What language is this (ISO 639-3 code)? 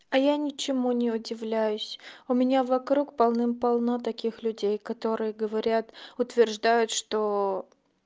rus